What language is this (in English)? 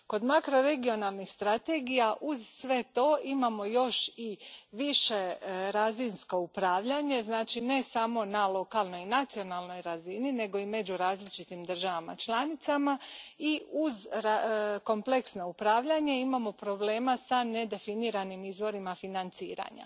Croatian